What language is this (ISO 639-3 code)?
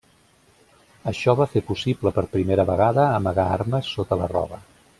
cat